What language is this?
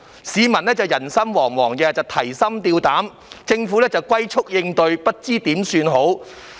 Cantonese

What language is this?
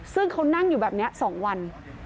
Thai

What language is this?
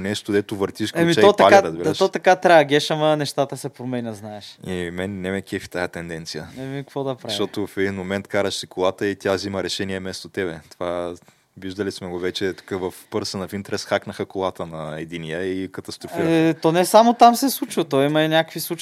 Bulgarian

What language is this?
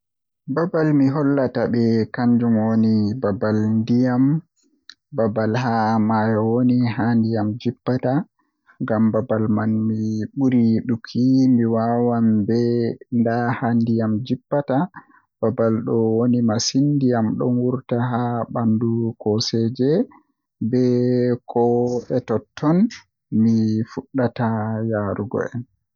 Western Niger Fulfulde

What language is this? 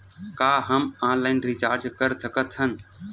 Chhattisgarhi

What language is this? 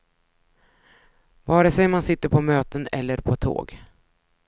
Swedish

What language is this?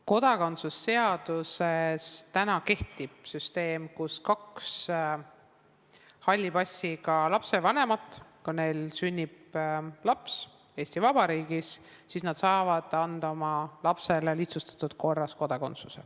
Estonian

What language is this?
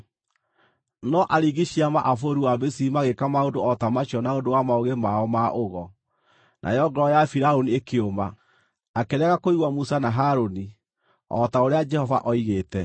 Kikuyu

